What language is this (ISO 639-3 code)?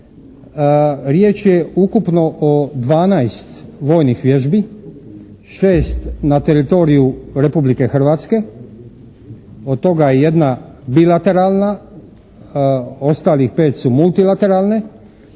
hrv